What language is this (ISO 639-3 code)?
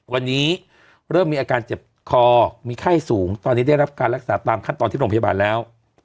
tha